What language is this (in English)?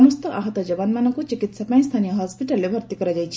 Odia